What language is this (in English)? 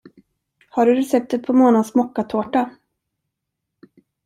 Swedish